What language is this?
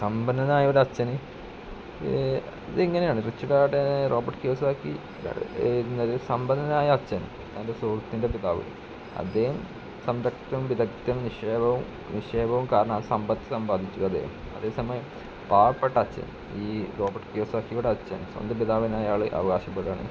Malayalam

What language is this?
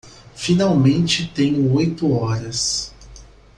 Portuguese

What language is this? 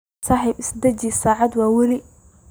Somali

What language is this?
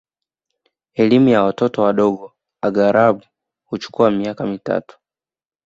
Swahili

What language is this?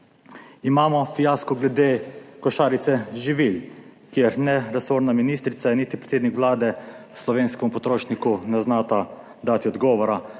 Slovenian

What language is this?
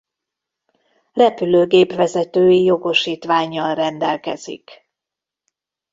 Hungarian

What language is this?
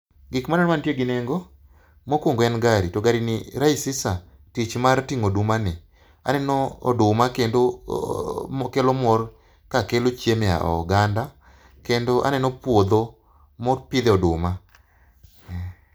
Luo (Kenya and Tanzania)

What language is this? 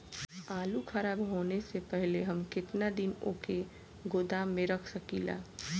Bhojpuri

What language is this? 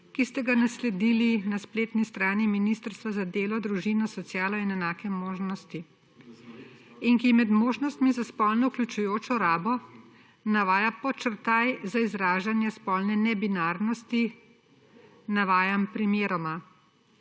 Slovenian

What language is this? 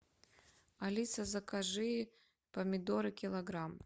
Russian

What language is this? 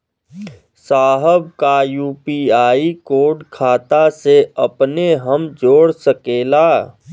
Bhojpuri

